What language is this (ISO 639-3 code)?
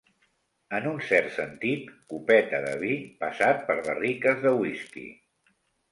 cat